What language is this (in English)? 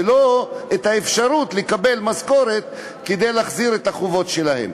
Hebrew